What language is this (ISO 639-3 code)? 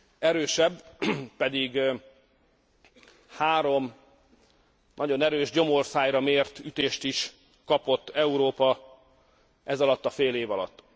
hun